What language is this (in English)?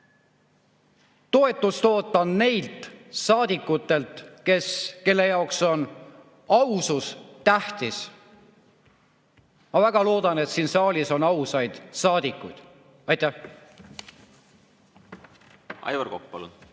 Estonian